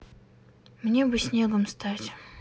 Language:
Russian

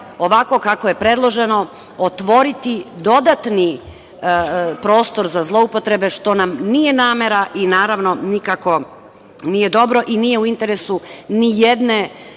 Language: Serbian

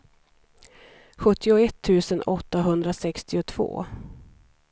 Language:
Swedish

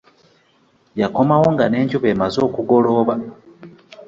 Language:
Ganda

